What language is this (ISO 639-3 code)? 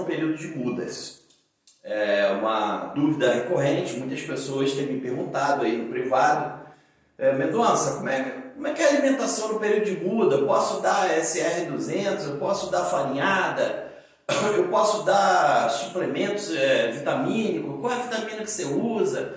por